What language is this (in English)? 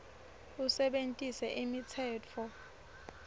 Swati